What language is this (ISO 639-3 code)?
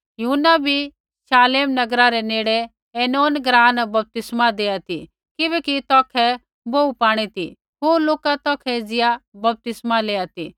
kfx